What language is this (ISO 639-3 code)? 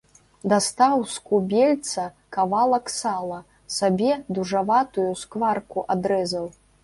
bel